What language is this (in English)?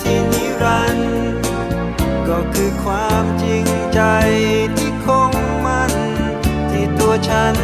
Thai